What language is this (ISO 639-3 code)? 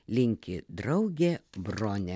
lit